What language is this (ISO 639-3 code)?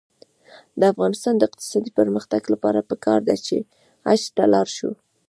pus